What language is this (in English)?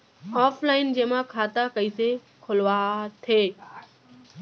Chhattisgarhi